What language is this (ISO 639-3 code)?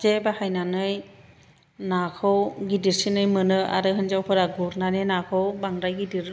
brx